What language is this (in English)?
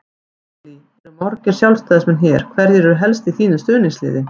Icelandic